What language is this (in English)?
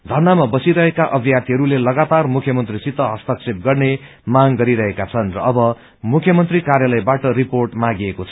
Nepali